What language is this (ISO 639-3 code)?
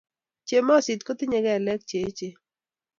kln